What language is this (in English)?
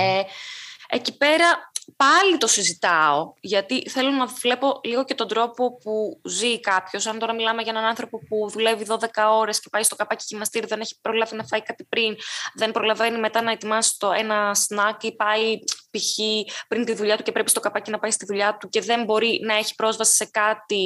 Greek